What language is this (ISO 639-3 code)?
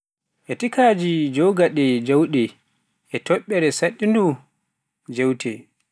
fuf